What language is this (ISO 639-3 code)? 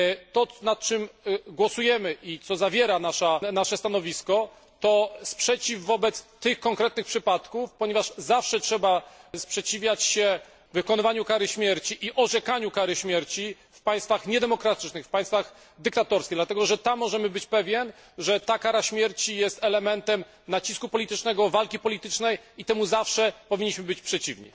pol